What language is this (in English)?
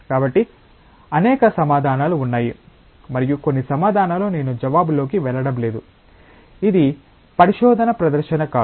Telugu